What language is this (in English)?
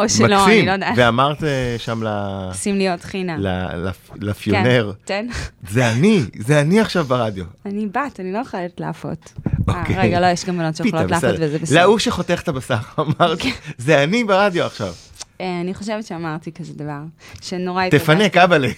Hebrew